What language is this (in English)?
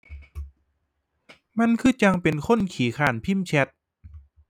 Thai